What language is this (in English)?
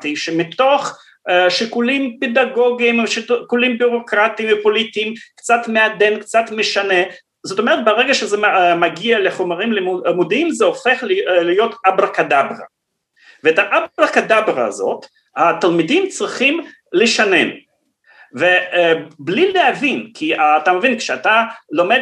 Hebrew